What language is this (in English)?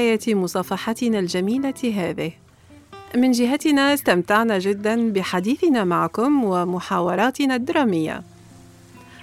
Arabic